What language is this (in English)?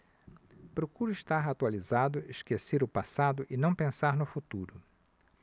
Portuguese